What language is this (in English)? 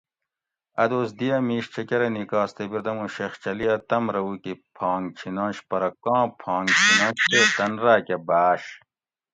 Gawri